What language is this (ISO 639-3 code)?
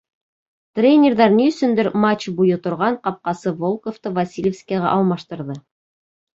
bak